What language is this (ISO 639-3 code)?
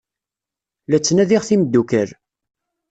kab